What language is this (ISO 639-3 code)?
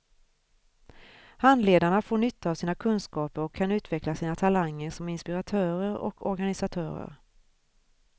swe